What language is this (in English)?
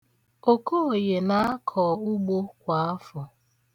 Igbo